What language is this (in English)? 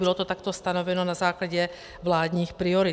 Czech